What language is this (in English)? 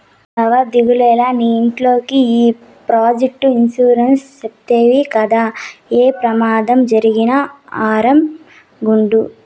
Telugu